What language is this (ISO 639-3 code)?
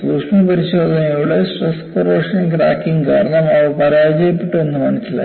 mal